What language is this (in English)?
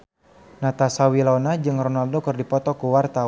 Sundanese